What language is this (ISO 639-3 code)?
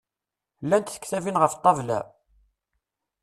kab